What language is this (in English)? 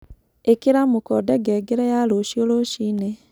Kikuyu